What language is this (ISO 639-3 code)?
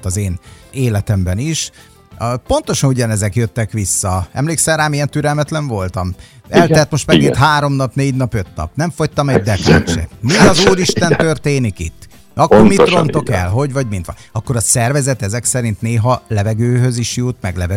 hun